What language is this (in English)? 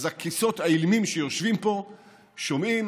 Hebrew